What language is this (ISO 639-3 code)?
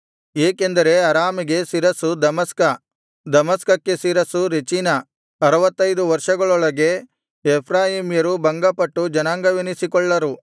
kan